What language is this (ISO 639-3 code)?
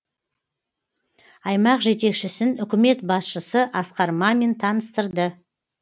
kaz